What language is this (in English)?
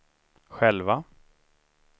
Swedish